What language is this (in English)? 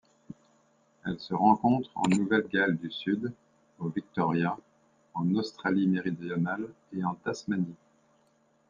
French